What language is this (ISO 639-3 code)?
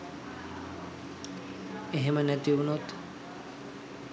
sin